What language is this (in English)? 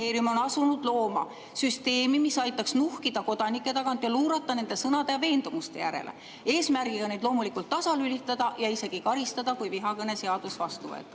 Estonian